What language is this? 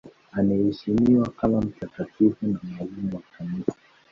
Swahili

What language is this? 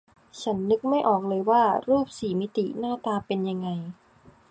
Thai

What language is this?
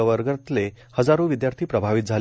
Marathi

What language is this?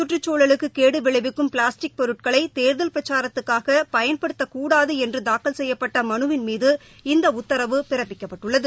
Tamil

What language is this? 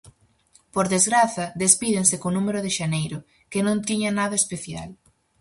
Galician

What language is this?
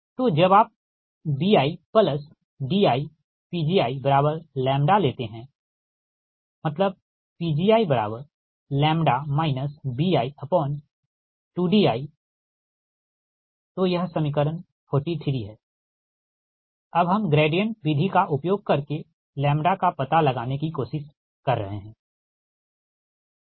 Hindi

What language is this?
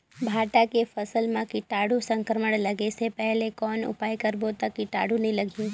Chhattisgarhi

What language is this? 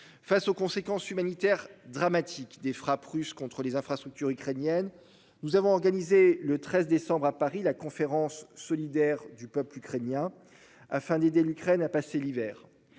French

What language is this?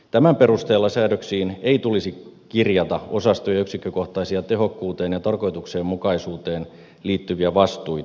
Finnish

